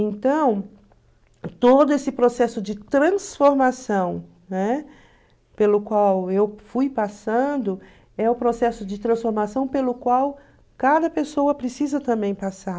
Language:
Portuguese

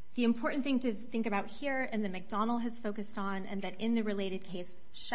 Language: English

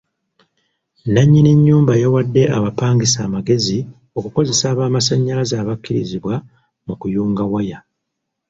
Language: Ganda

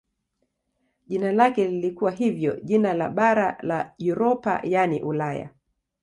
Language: Swahili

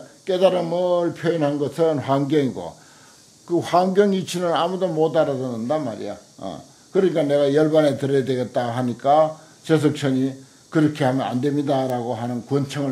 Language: Korean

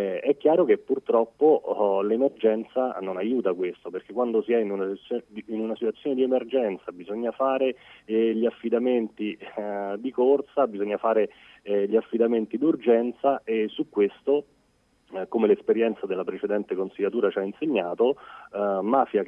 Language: Italian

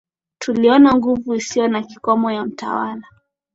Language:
Swahili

